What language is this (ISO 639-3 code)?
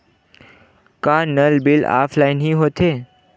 hne